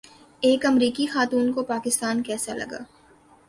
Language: Urdu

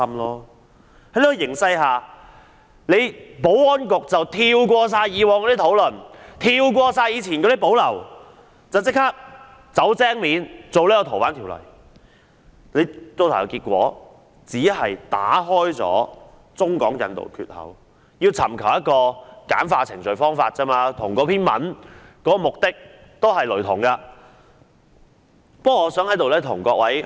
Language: Cantonese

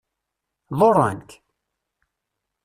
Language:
Kabyle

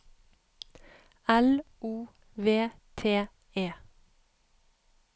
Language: Norwegian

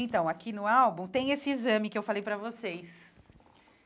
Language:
Portuguese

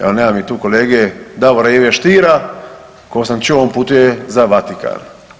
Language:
Croatian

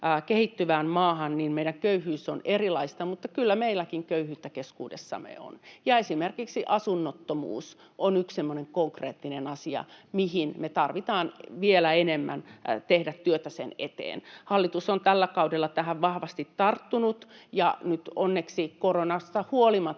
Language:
Finnish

